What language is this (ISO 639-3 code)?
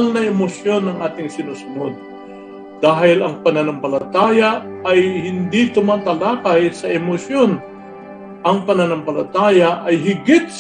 fil